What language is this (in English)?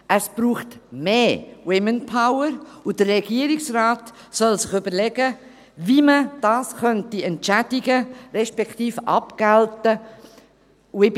Swiss German